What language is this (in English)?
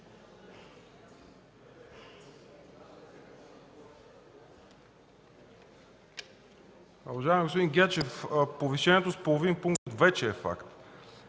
Bulgarian